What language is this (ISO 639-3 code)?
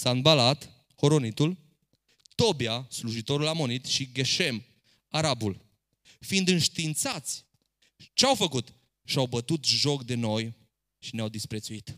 ron